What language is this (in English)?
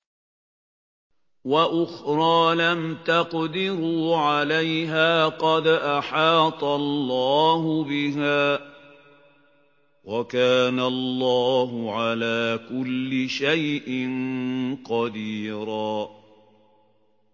Arabic